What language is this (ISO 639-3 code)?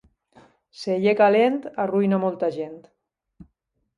cat